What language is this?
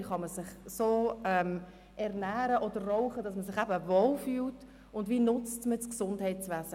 Swiss German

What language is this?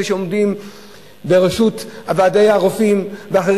Hebrew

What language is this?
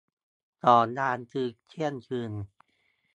Thai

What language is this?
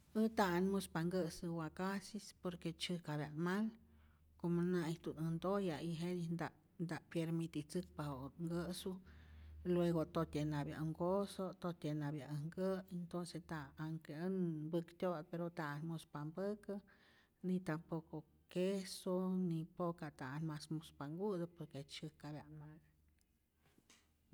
Rayón Zoque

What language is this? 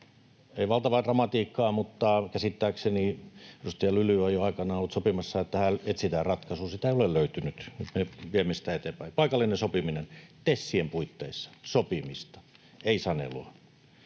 Finnish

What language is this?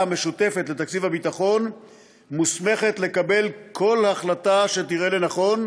Hebrew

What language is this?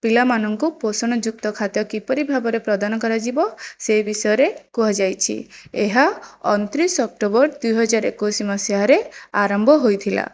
Odia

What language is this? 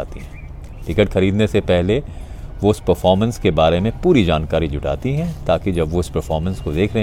Hindi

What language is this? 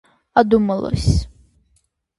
Russian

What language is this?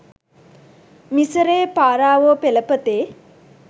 Sinhala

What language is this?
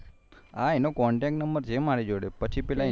Gujarati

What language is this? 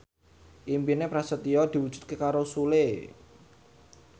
Javanese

